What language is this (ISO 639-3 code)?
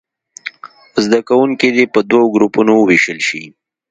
pus